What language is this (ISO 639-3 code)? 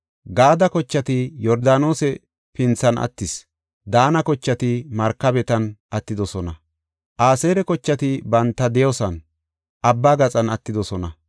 gof